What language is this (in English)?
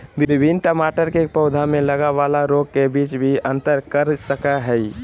Magahi